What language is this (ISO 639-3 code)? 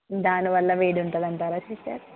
tel